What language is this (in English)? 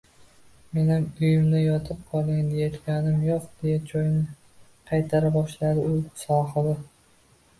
Uzbek